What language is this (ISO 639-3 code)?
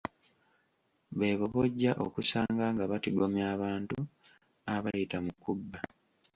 lug